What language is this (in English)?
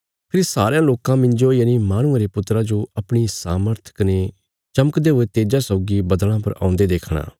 Bilaspuri